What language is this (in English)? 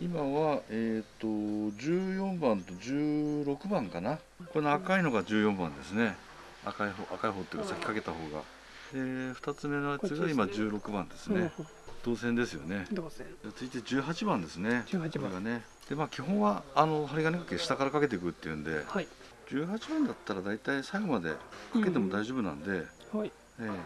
Japanese